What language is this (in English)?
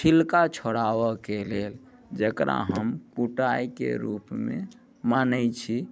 Maithili